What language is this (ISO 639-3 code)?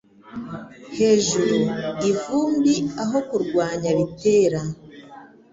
kin